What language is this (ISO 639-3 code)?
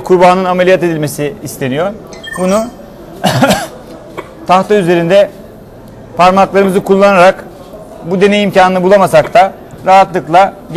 tur